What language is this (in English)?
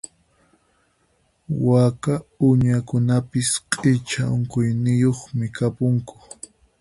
Puno Quechua